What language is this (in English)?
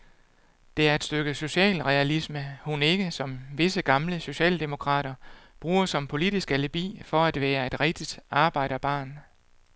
Danish